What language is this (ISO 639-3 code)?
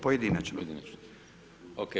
hrv